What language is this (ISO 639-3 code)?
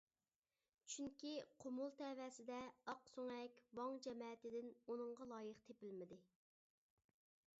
uig